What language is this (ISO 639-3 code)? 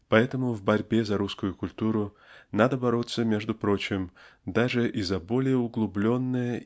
rus